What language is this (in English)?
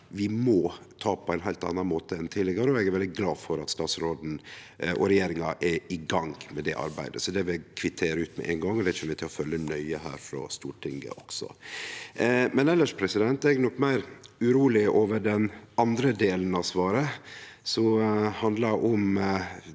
Norwegian